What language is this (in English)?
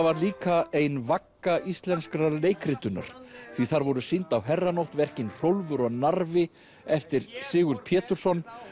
Icelandic